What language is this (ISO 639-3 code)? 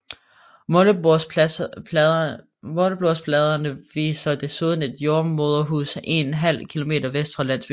dan